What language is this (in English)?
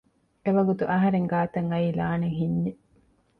Divehi